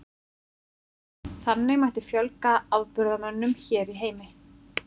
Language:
Icelandic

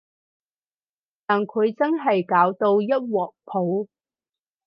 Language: Cantonese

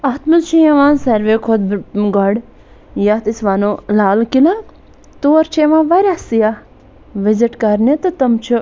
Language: Kashmiri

